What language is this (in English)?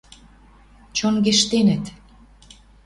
Western Mari